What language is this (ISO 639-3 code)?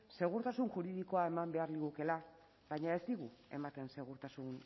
eus